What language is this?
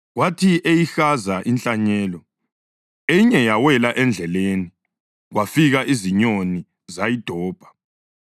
North Ndebele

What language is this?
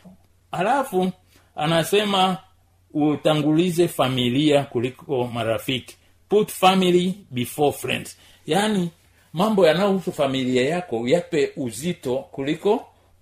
Swahili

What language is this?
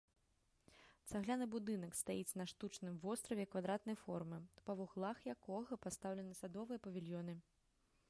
Belarusian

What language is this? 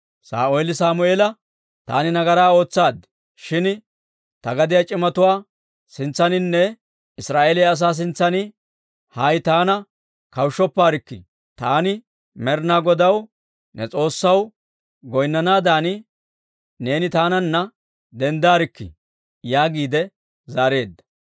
Dawro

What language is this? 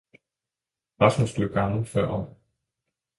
Danish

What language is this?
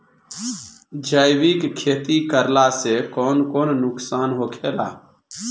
Bhojpuri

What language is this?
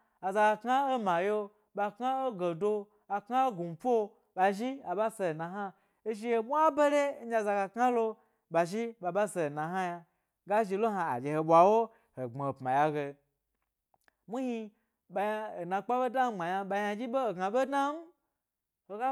Gbari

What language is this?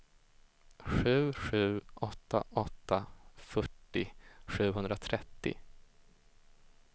Swedish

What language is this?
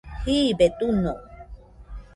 Nüpode Huitoto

